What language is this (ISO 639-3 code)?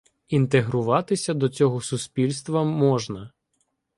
ukr